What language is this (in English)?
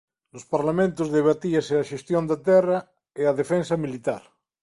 Galician